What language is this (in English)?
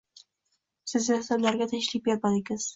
Uzbek